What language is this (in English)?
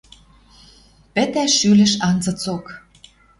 Western Mari